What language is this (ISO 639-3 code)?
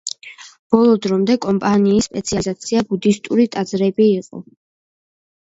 kat